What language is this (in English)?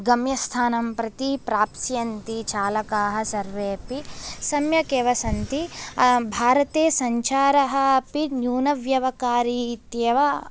Sanskrit